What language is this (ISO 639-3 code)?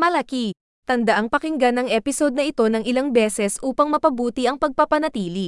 fil